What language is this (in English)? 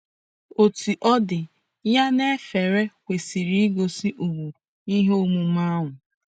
Igbo